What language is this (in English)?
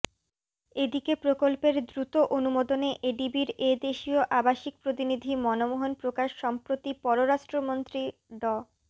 Bangla